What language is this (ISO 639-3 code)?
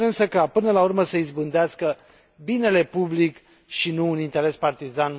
ron